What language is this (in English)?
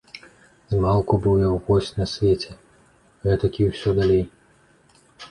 Belarusian